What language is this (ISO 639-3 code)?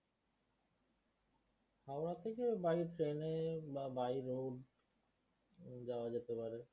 ben